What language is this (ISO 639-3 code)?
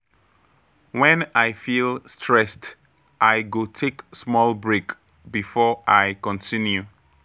pcm